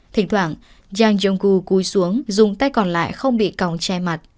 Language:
Vietnamese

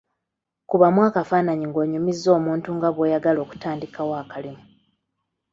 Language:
Ganda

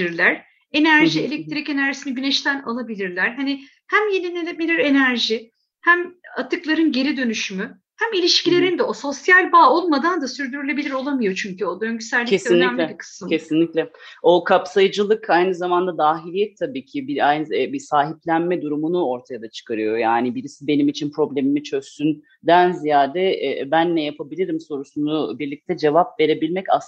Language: Turkish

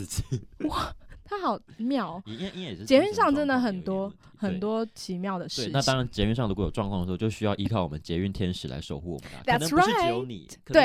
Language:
Chinese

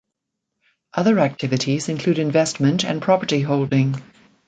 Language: English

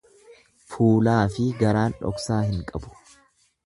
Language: Oromo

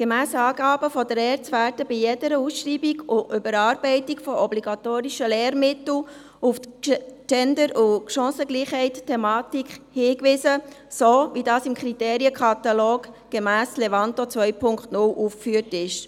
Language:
Swiss German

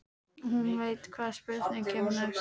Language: Icelandic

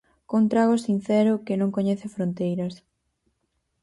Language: Galician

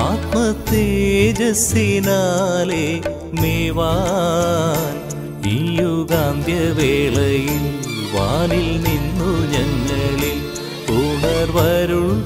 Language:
Malayalam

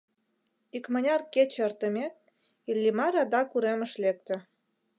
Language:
Mari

